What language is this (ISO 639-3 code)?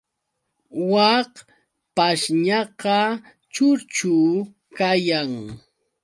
qux